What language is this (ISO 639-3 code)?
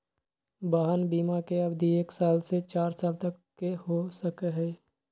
mag